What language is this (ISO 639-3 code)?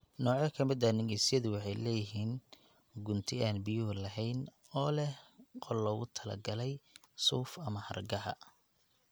som